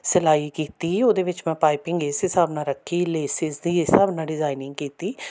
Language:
Punjabi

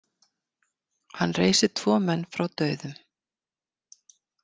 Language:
Icelandic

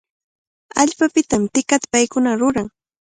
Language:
Cajatambo North Lima Quechua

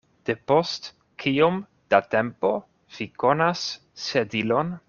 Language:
Esperanto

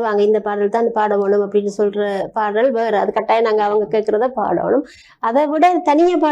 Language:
Tamil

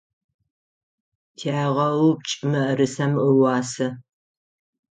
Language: Adyghe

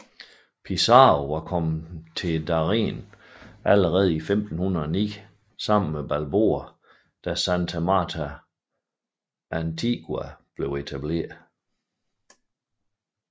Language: Danish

